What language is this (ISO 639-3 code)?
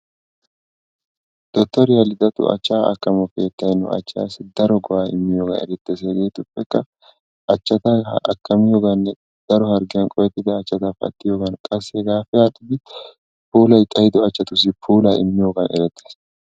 wal